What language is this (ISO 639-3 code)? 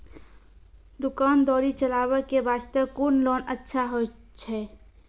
mai